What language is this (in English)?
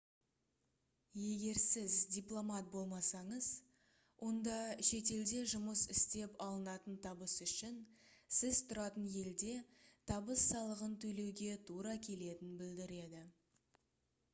Kazakh